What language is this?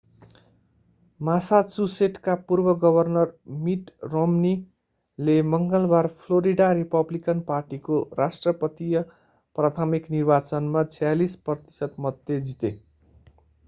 Nepali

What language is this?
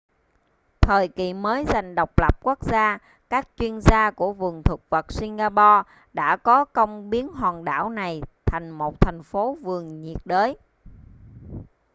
Vietnamese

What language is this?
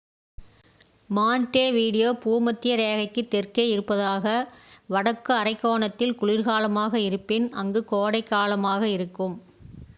Tamil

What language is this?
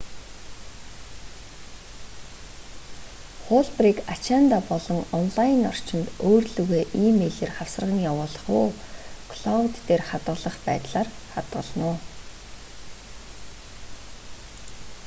Mongolian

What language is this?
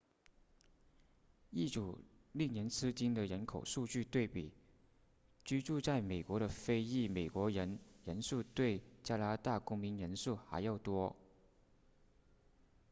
Chinese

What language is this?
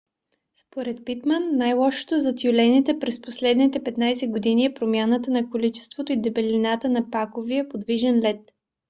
Bulgarian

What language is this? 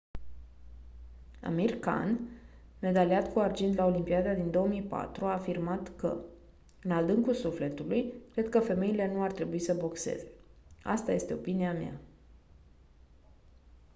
Romanian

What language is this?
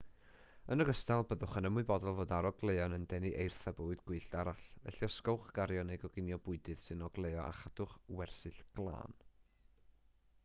Welsh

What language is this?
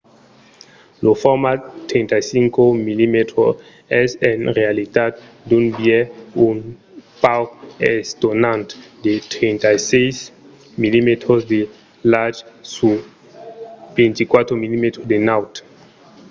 Occitan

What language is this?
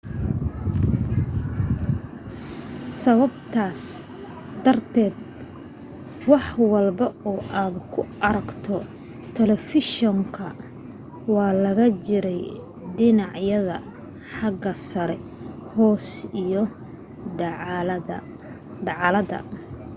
Somali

